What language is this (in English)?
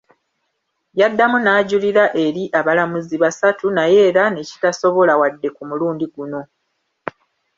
Ganda